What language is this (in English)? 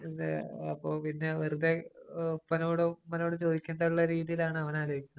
Malayalam